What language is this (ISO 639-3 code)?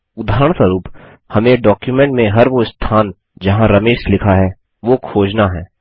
hin